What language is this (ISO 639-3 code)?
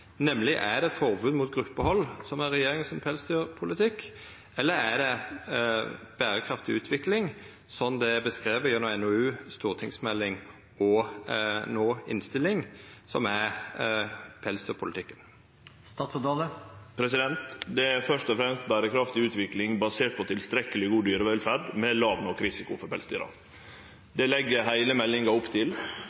nno